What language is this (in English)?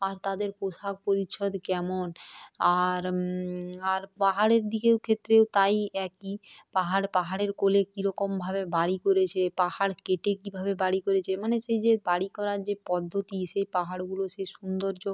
Bangla